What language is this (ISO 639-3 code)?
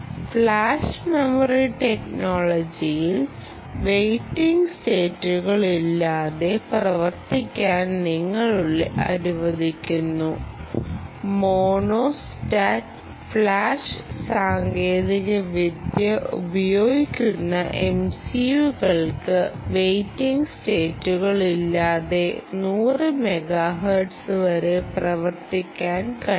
mal